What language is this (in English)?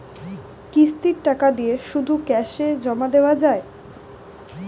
Bangla